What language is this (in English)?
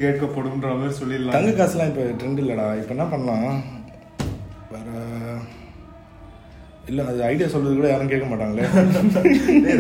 Tamil